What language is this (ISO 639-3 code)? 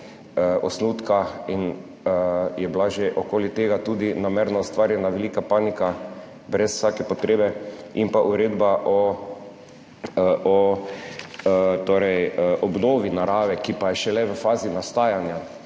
slv